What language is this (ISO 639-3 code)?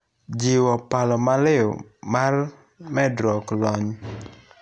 luo